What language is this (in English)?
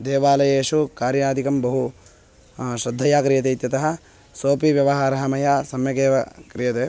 Sanskrit